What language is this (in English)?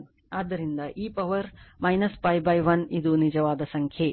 Kannada